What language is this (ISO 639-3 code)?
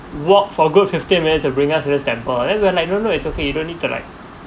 eng